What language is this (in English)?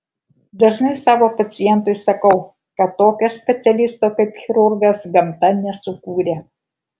Lithuanian